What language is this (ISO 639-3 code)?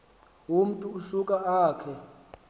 xho